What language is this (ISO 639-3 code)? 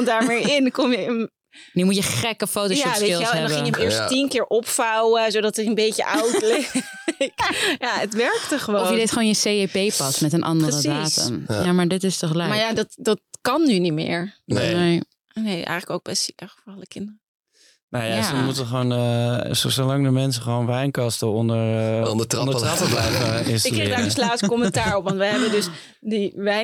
nld